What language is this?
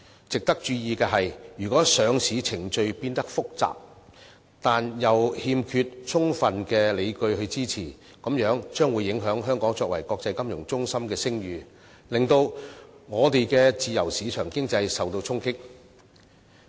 Cantonese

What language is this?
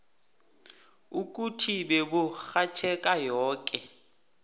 South Ndebele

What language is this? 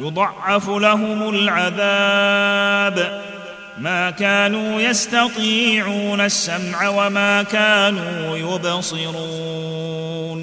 Arabic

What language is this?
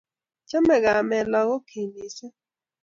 Kalenjin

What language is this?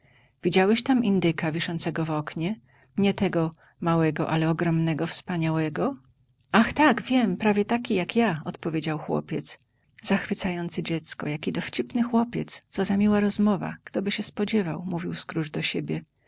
Polish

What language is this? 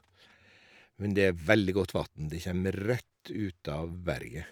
Norwegian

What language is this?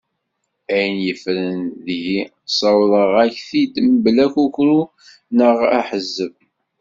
Kabyle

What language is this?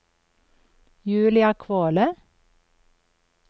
Norwegian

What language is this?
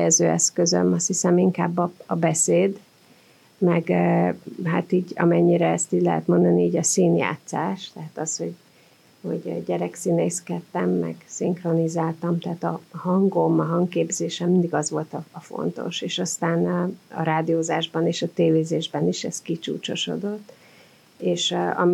Hungarian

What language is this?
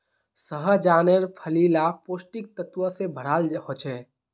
Magahi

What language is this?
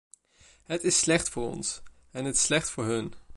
Dutch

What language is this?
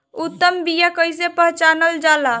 Bhojpuri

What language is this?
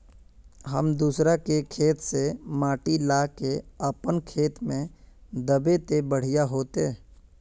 Magahi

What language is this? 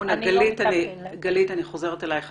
Hebrew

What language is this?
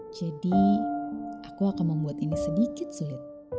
Indonesian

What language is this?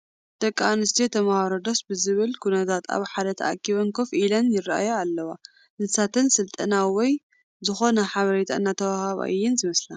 Tigrinya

